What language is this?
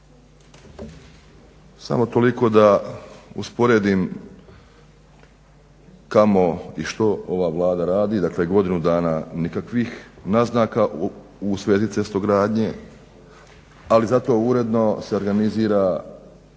Croatian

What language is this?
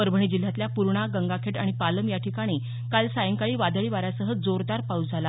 Marathi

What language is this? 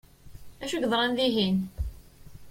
Kabyle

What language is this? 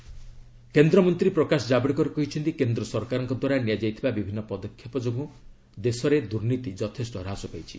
Odia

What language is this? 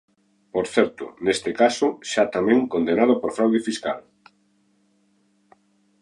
Galician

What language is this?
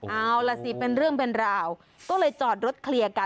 Thai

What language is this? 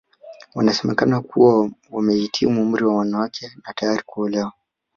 Swahili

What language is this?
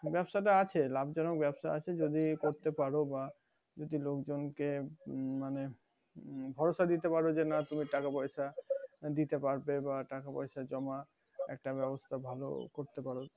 Bangla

